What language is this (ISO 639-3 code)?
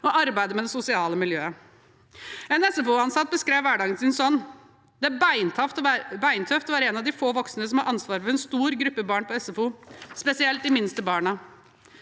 nor